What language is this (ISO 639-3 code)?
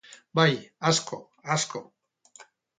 eus